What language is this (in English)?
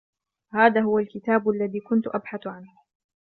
Arabic